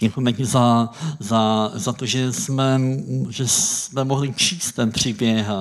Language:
Czech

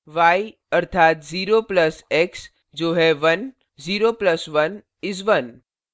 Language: Hindi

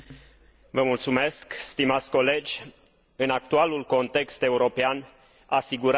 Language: Romanian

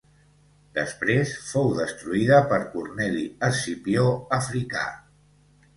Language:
Catalan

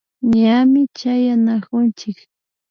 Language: Imbabura Highland Quichua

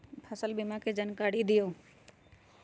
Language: Magahi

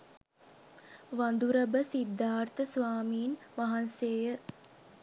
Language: Sinhala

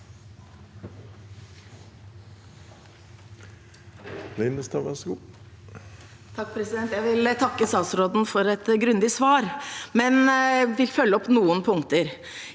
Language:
Norwegian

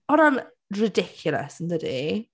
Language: Welsh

